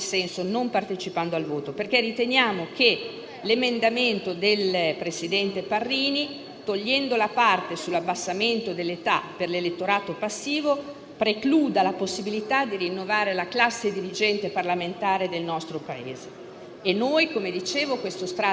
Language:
Italian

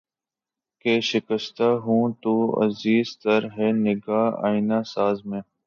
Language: Urdu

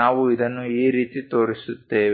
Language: Kannada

